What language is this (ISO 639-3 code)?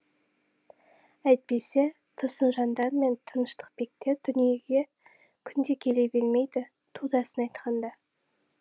kaz